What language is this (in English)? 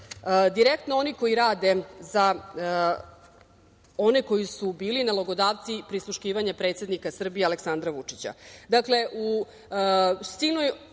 Serbian